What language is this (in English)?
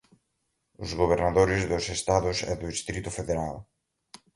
Portuguese